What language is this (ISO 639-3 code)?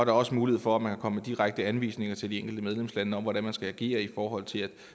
dan